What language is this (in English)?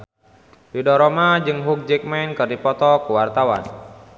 Sundanese